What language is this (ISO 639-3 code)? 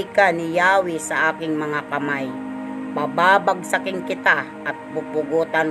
fil